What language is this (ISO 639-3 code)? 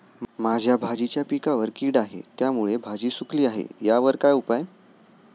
mar